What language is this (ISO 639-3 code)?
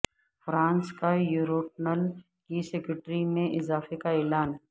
urd